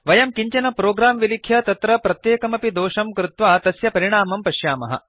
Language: Sanskrit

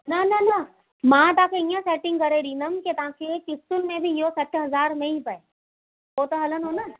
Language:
Sindhi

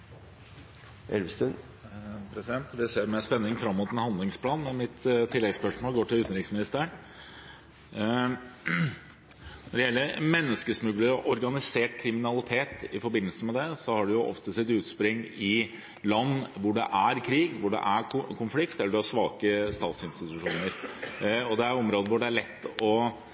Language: Norwegian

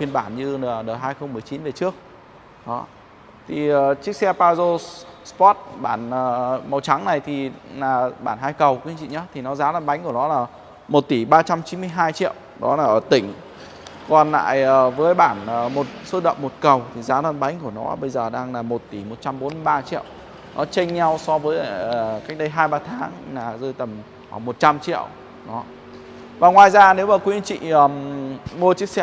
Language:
Vietnamese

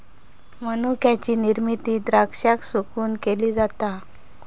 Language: Marathi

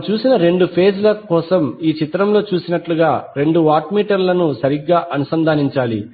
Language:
Telugu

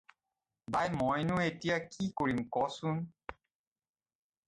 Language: Assamese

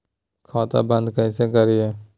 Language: Magahi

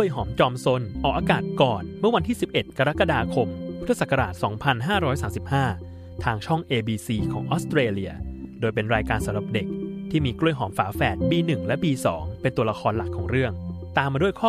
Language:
Thai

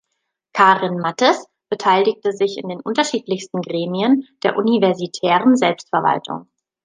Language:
German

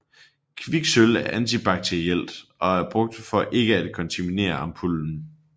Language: Danish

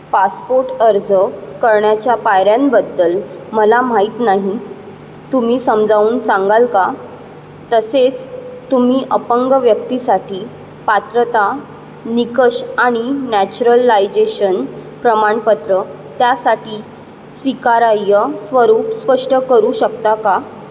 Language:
Marathi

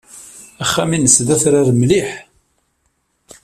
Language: Kabyle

